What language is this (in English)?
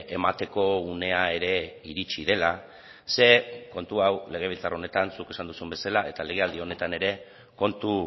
Basque